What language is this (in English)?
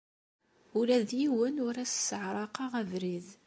Kabyle